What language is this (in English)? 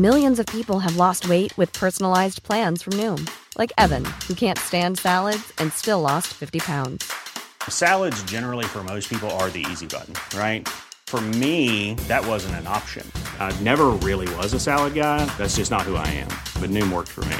Filipino